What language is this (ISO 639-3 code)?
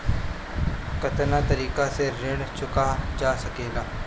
bho